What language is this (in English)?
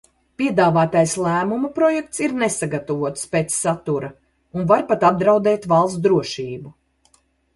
Latvian